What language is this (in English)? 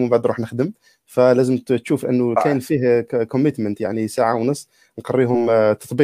Arabic